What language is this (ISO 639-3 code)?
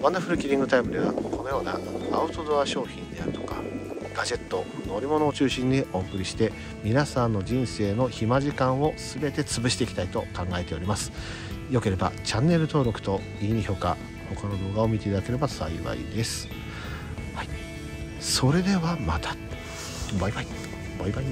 jpn